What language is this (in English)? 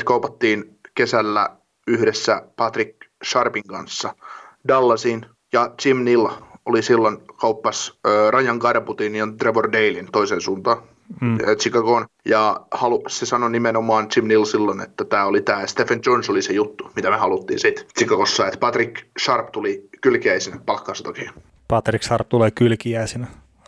Finnish